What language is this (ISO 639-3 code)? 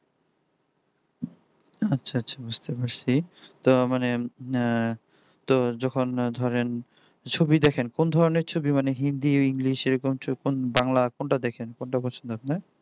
ben